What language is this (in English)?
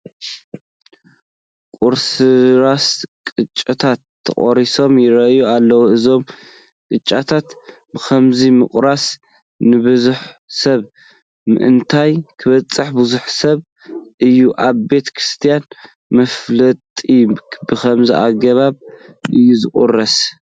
Tigrinya